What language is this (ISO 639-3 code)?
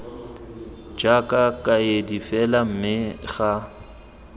tsn